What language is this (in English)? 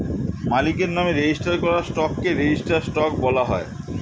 Bangla